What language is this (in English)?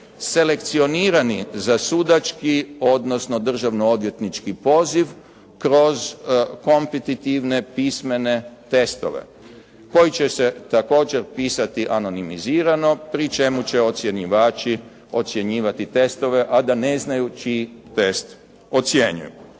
Croatian